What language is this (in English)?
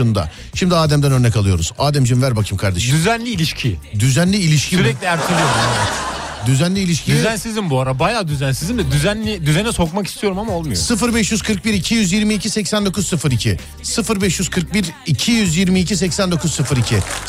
Turkish